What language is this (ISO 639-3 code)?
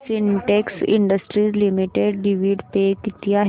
mar